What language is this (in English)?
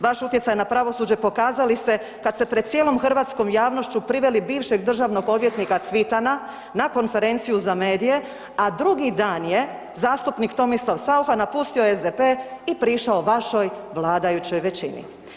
Croatian